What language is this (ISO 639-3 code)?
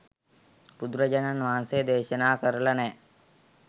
sin